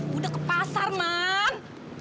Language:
Indonesian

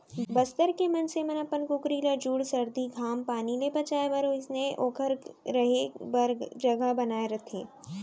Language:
Chhattisgarhi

